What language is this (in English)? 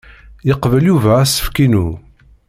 Kabyle